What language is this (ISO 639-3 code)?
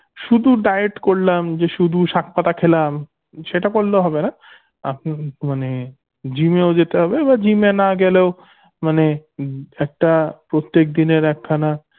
ben